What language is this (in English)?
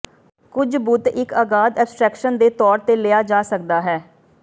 Punjabi